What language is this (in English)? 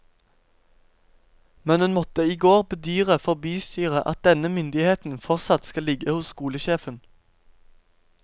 Norwegian